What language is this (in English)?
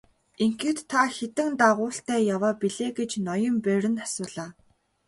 Mongolian